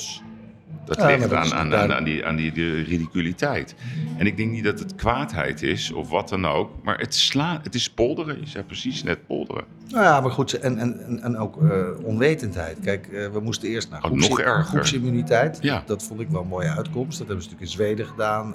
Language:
Dutch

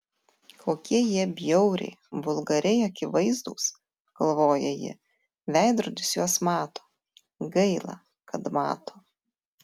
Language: Lithuanian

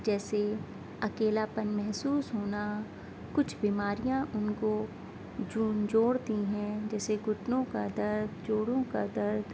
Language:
Urdu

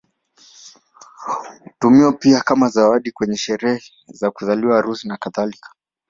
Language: Swahili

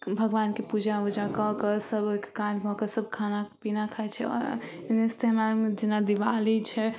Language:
Maithili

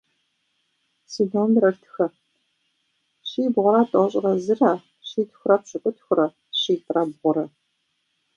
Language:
Kabardian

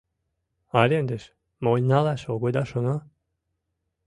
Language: Mari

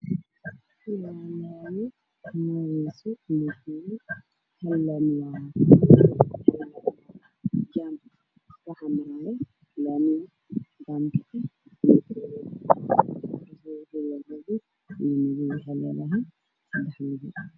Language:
Somali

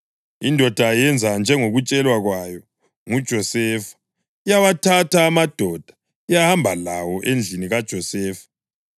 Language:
North Ndebele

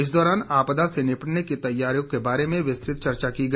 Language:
Hindi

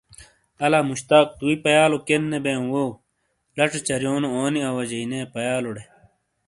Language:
Shina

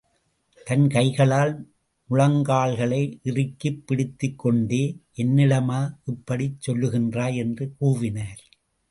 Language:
Tamil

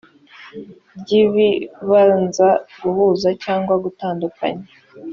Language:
Kinyarwanda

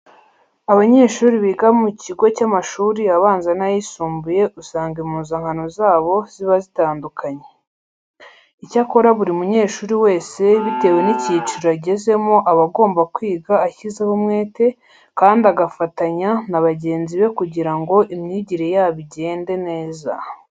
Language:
Kinyarwanda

